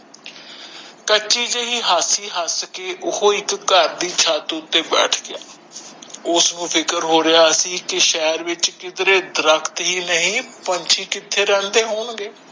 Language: Punjabi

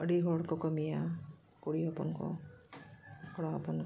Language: Santali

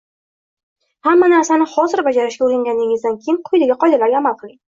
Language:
Uzbek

